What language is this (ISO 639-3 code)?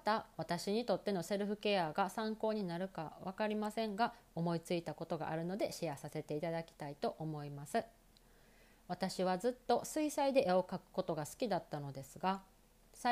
jpn